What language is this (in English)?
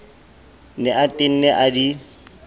Southern Sotho